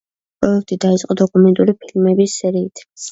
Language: Georgian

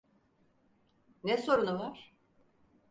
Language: Turkish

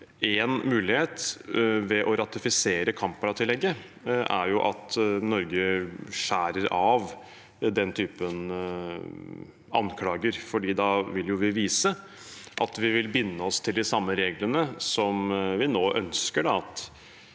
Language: Norwegian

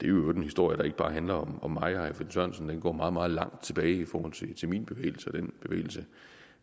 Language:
Danish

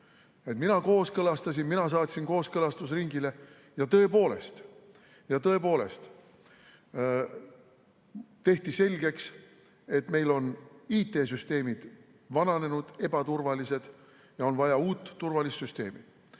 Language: Estonian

